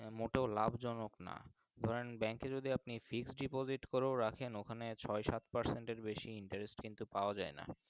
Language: Bangla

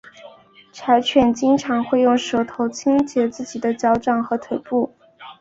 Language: Chinese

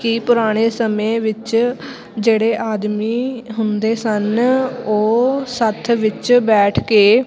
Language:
Punjabi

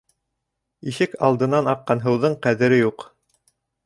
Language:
Bashkir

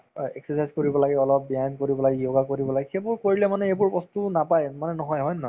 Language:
Assamese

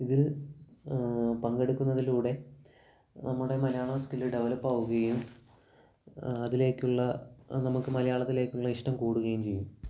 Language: Malayalam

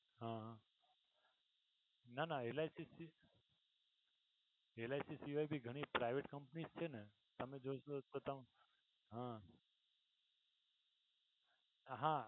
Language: Gujarati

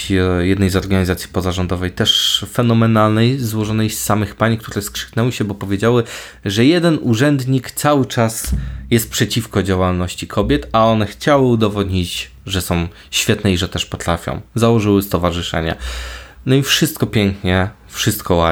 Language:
Polish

